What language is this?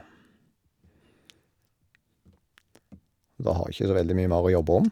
Norwegian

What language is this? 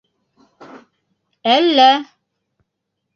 Bashkir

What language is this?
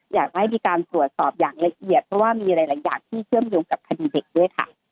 Thai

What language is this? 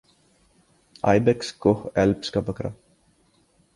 Urdu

